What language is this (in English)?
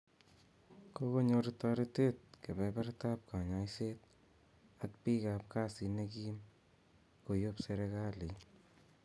Kalenjin